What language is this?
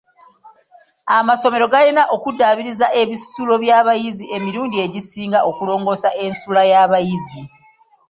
Ganda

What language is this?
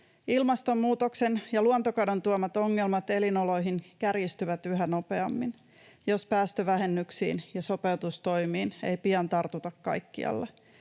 Finnish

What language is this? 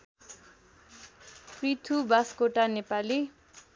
Nepali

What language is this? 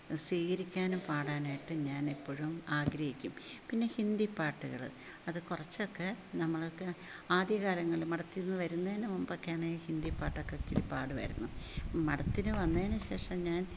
Malayalam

